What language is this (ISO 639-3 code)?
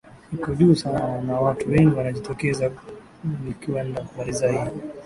swa